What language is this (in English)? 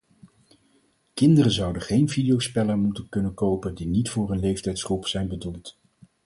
Dutch